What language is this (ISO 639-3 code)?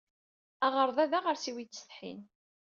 kab